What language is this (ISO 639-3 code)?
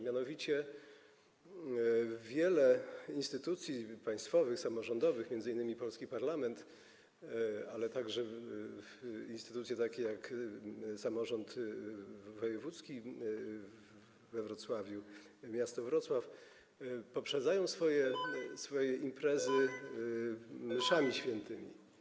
pol